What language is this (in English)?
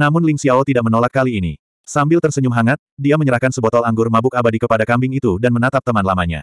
Indonesian